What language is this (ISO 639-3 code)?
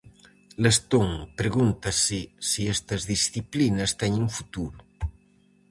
glg